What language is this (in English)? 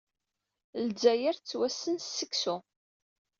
Kabyle